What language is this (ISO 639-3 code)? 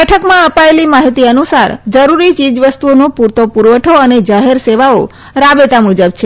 guj